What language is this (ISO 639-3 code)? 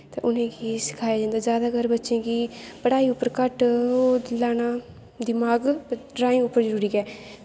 doi